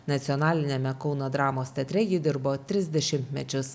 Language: Lithuanian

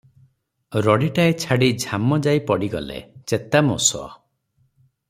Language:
Odia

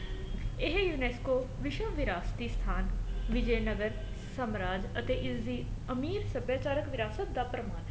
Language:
Punjabi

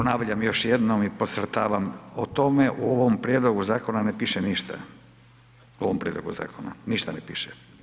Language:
Croatian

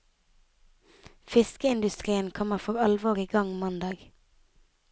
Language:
Norwegian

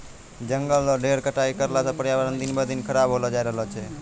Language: Maithili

